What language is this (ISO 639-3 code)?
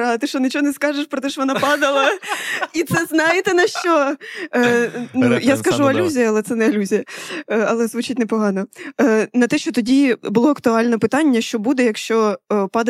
ukr